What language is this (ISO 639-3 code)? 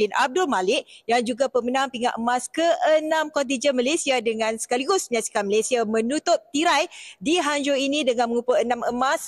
msa